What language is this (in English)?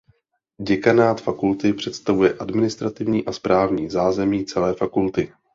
Czech